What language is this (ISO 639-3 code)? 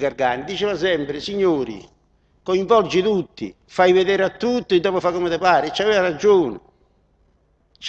ita